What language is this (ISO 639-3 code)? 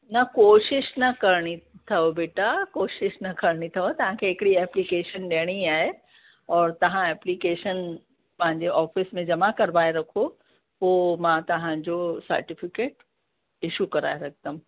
snd